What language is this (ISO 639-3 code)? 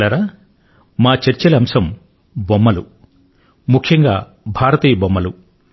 tel